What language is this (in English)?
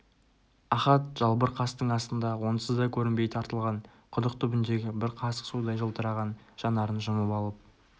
Kazakh